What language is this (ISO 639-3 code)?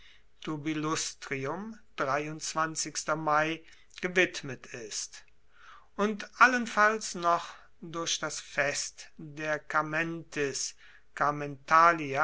deu